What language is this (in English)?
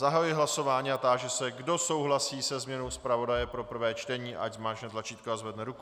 Czech